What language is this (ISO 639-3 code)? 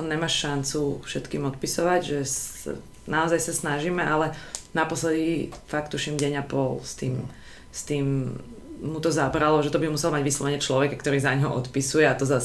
slk